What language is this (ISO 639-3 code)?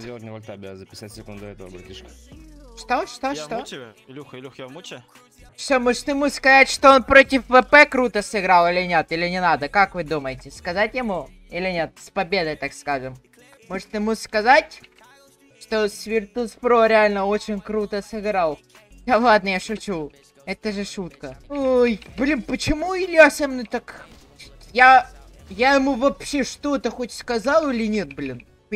rus